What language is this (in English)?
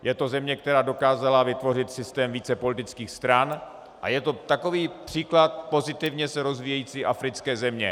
Czech